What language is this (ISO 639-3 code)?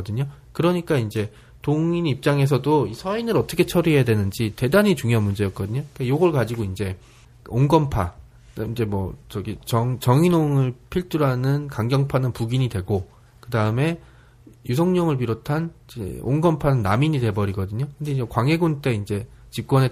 kor